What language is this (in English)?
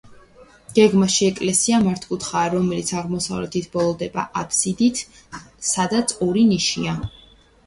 Georgian